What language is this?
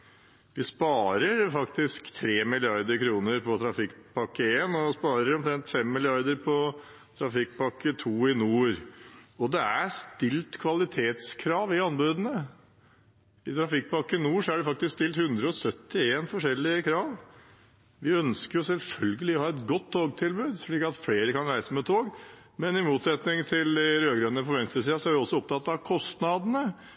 Norwegian Bokmål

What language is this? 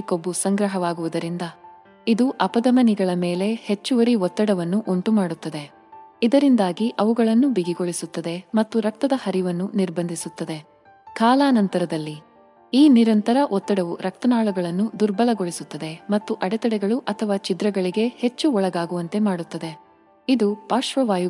Kannada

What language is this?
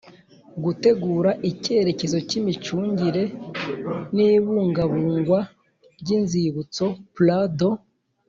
Kinyarwanda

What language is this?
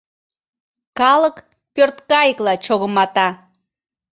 Mari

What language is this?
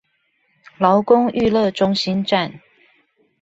Chinese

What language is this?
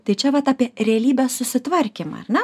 Lithuanian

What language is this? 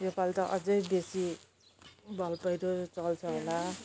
Nepali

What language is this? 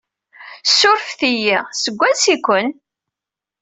Kabyle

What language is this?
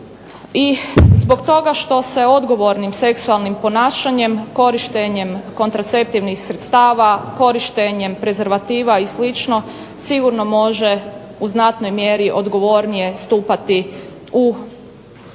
Croatian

